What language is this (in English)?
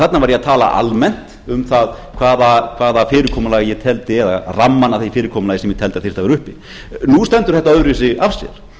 Icelandic